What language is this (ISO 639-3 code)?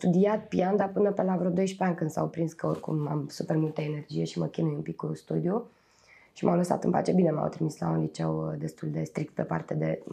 ron